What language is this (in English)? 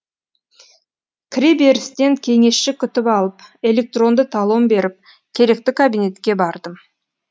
Kazakh